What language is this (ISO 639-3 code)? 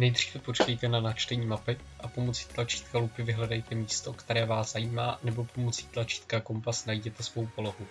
ces